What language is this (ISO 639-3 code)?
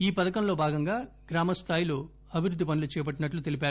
tel